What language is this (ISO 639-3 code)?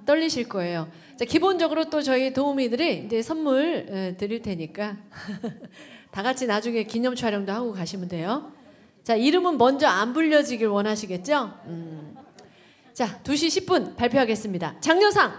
kor